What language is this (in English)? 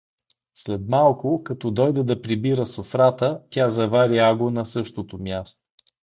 Bulgarian